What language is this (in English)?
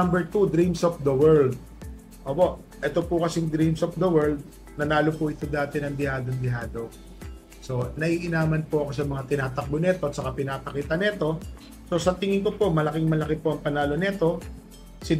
Filipino